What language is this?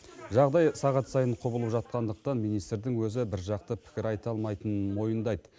Kazakh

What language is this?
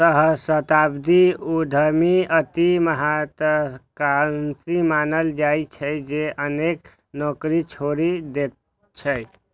Maithili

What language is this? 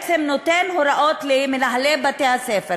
Hebrew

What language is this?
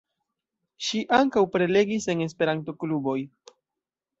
Esperanto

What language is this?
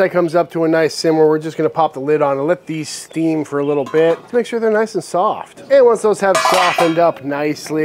English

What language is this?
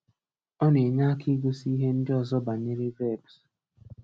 Igbo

